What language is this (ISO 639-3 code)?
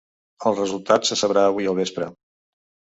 cat